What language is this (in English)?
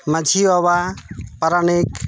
Santali